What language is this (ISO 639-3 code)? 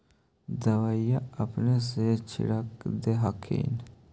mag